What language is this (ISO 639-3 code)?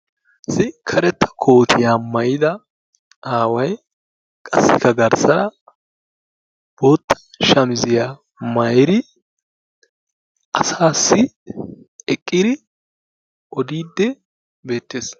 wal